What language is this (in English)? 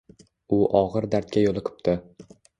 Uzbek